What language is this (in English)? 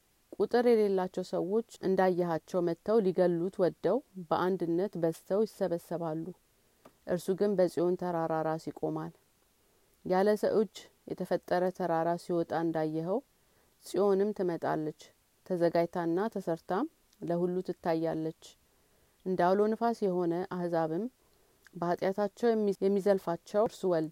Amharic